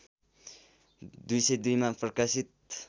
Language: Nepali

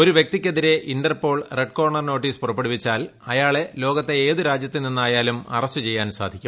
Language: Malayalam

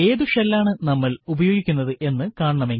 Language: Malayalam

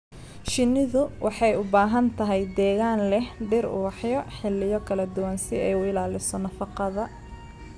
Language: Somali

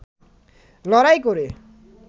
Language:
Bangla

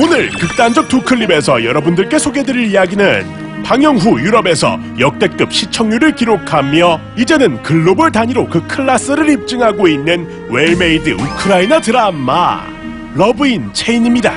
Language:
Korean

